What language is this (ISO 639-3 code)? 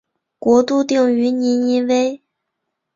zho